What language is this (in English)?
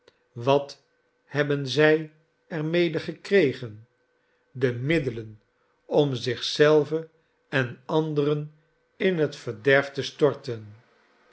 Dutch